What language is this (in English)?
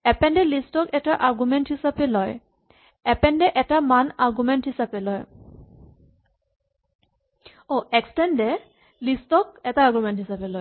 Assamese